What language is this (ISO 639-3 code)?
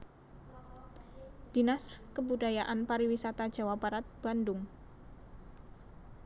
jav